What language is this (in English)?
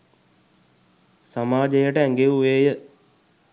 Sinhala